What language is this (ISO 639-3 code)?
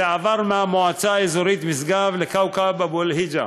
heb